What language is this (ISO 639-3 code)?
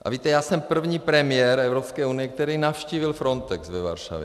ces